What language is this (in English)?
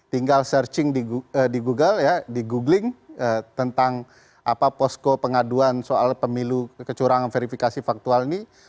Indonesian